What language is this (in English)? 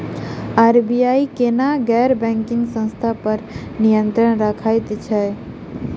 Maithili